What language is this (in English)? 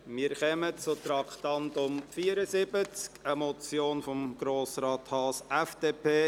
Swiss German